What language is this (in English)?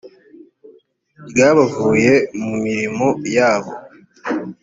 Kinyarwanda